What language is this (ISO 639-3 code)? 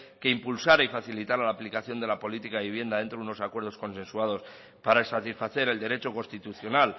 spa